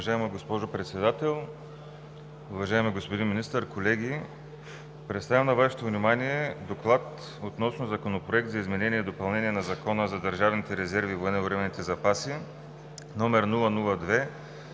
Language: Bulgarian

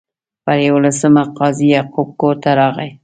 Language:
Pashto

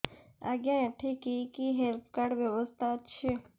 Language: Odia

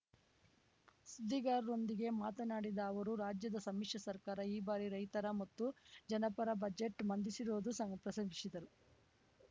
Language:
Kannada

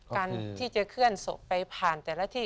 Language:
Thai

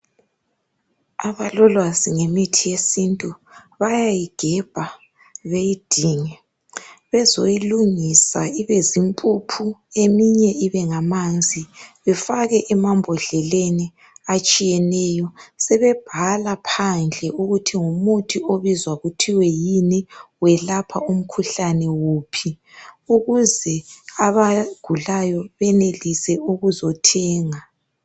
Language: North Ndebele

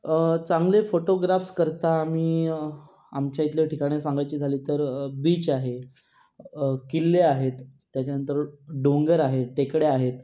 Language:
Marathi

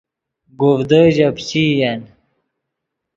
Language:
Yidgha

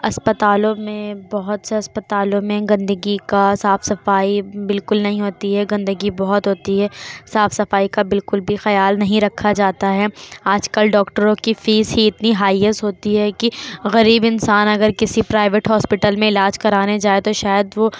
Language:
Urdu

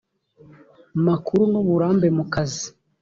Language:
Kinyarwanda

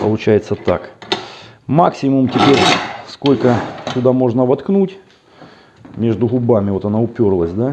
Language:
Russian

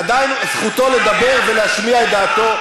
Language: Hebrew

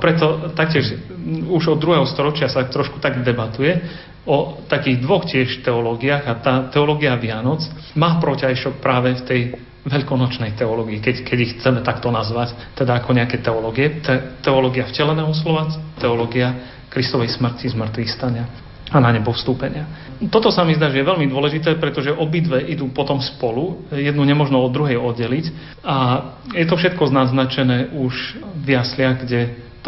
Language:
Slovak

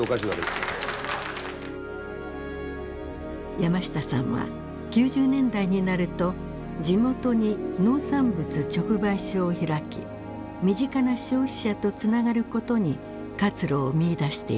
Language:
Japanese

